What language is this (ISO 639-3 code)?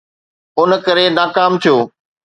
snd